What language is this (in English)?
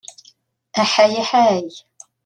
Kabyle